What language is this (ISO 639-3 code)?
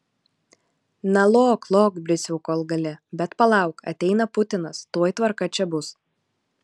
lit